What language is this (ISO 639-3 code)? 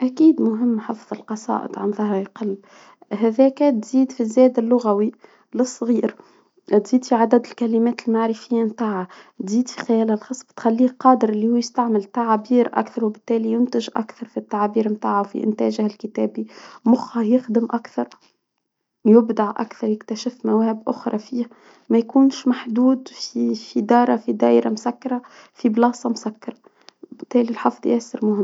aeb